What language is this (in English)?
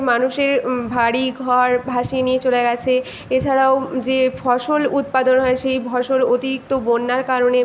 Bangla